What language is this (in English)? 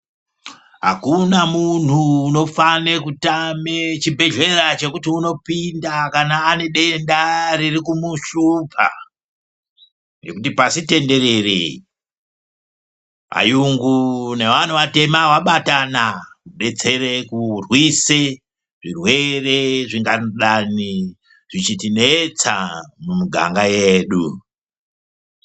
Ndau